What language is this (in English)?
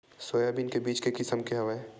Chhattisgarhi